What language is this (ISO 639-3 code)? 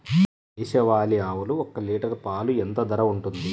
tel